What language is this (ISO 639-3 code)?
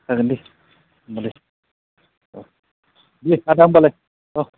brx